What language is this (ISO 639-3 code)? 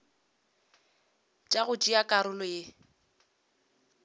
nso